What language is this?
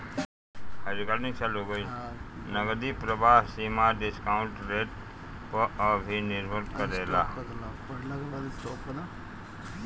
Bhojpuri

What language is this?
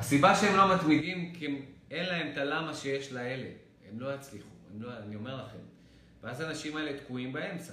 Hebrew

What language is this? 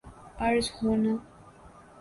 Urdu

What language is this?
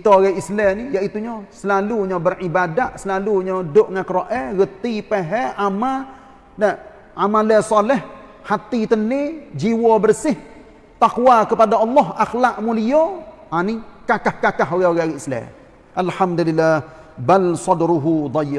Malay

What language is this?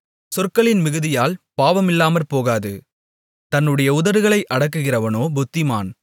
Tamil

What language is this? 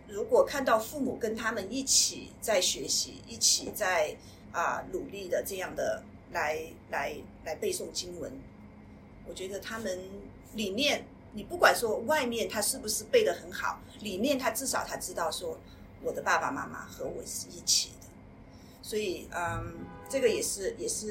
Chinese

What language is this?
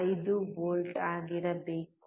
Kannada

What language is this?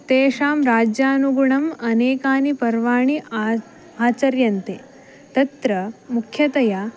Sanskrit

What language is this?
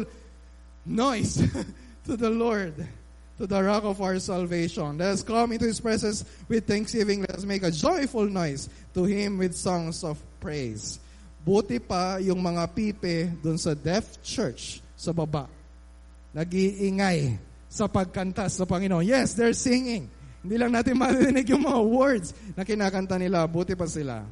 Filipino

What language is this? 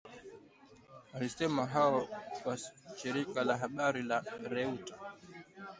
Swahili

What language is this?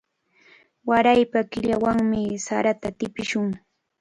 Cajatambo North Lima Quechua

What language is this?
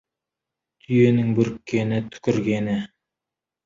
Kazakh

